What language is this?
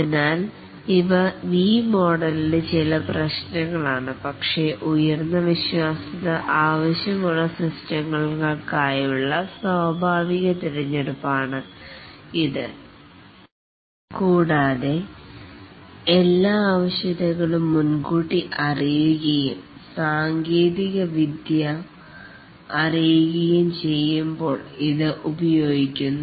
Malayalam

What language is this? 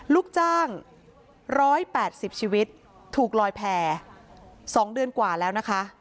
Thai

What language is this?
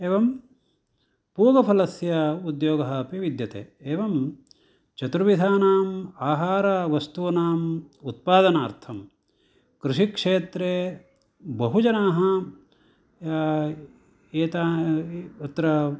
Sanskrit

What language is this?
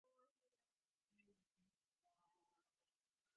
Divehi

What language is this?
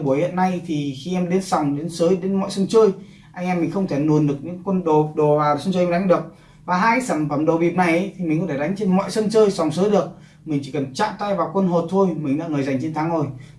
Vietnamese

